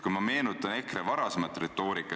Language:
Estonian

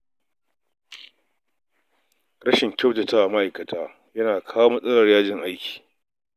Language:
Hausa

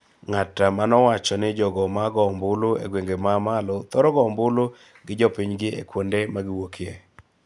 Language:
Luo (Kenya and Tanzania)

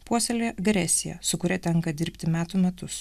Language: Lithuanian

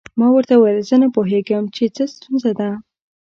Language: Pashto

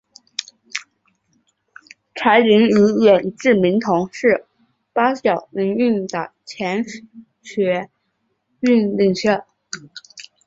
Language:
Chinese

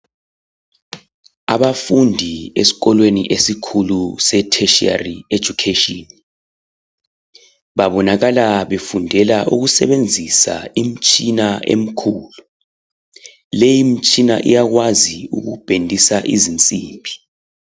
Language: North Ndebele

